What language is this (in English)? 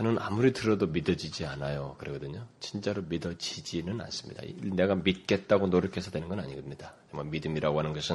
Korean